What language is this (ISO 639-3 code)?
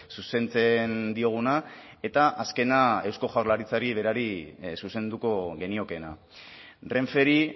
eus